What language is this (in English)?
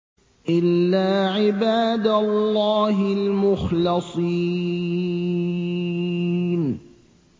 Arabic